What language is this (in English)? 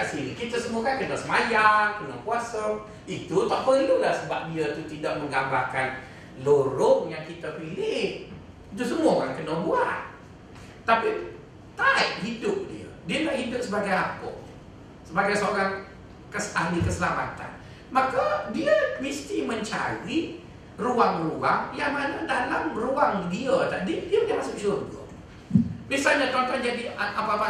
Malay